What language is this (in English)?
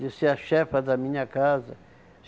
Portuguese